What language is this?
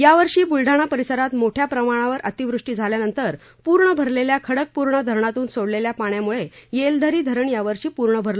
Marathi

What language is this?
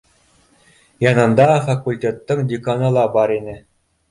Bashkir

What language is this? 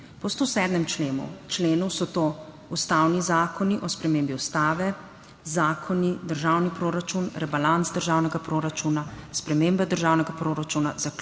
Slovenian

